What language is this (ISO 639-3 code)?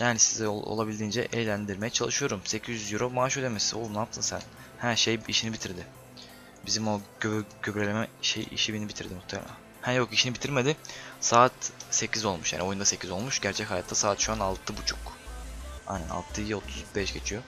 tur